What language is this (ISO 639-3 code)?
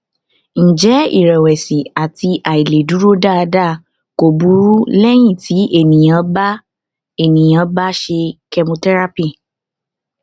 yor